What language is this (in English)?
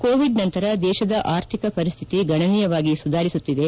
Kannada